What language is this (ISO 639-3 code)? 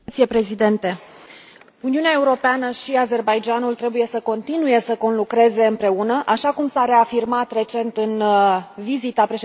ron